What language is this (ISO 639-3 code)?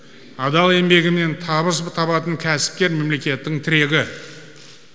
kaz